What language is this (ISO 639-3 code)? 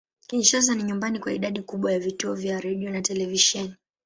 swa